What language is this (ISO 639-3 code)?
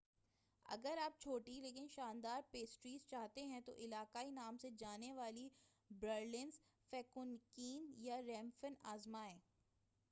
urd